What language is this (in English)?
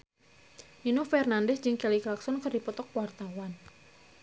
Sundanese